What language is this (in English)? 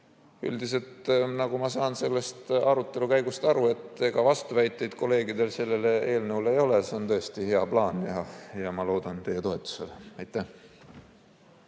Estonian